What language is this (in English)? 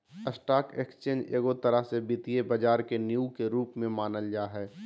Magahi